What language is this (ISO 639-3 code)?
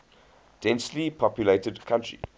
eng